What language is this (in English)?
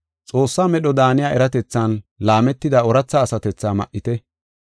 Gofa